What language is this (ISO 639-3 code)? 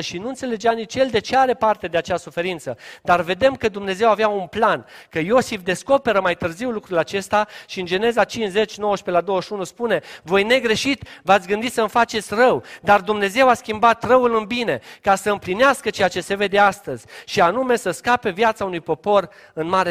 ron